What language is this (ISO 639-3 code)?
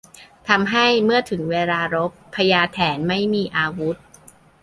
tha